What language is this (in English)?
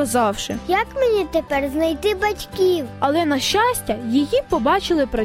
Ukrainian